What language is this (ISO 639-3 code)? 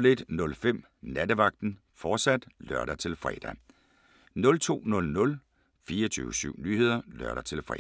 dan